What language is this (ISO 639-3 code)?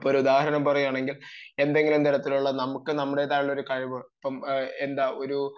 mal